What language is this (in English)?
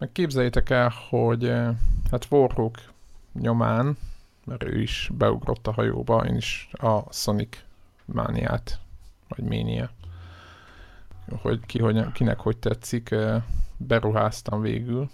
Hungarian